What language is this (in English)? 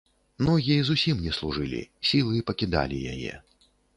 Belarusian